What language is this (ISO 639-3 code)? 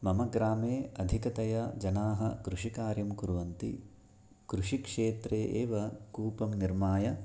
san